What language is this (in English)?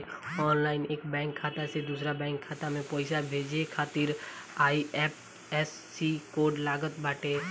Bhojpuri